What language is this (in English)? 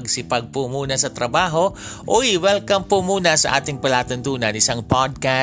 Filipino